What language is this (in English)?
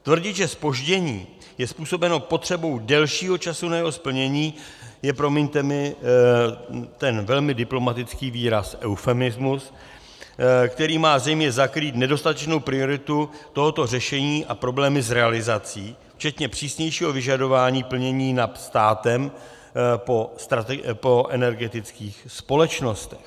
Czech